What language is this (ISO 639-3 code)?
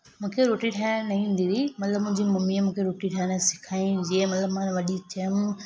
snd